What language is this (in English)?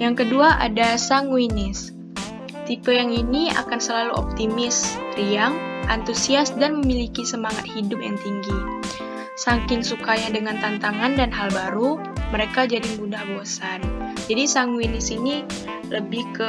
Indonesian